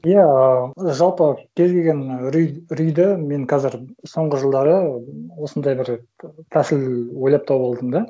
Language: Kazakh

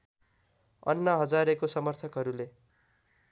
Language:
Nepali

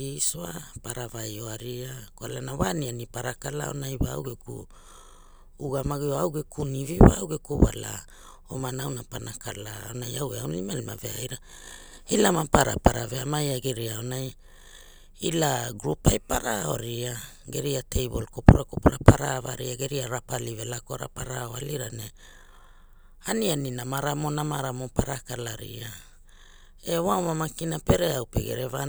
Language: Hula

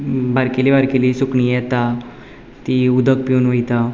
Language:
Konkani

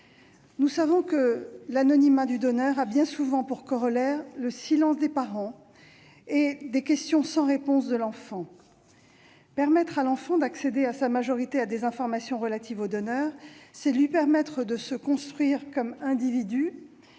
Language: French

